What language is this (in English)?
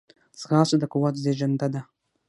Pashto